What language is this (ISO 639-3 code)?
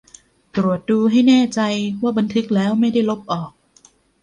tha